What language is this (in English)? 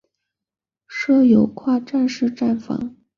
Chinese